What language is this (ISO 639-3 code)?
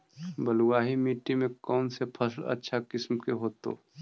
mag